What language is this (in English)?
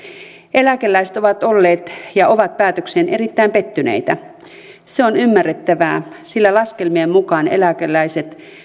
Finnish